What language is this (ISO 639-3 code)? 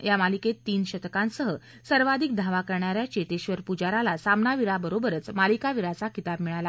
mar